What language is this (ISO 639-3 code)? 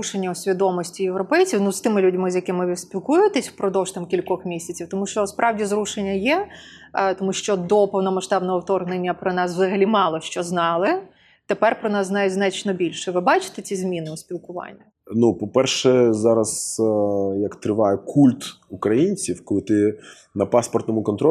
ukr